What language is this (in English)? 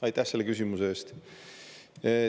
Estonian